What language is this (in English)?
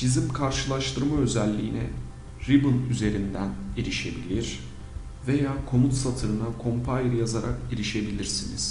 Turkish